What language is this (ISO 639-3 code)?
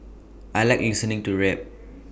eng